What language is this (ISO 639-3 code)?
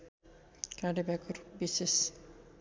nep